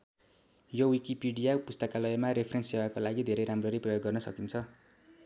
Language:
Nepali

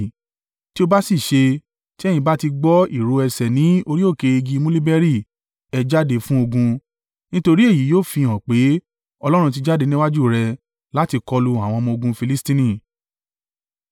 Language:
Yoruba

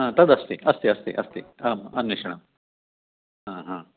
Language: Sanskrit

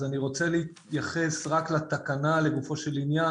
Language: Hebrew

